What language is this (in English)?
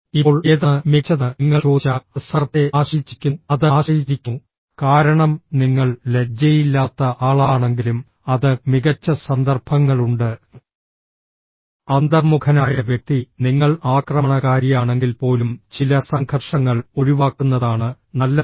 Malayalam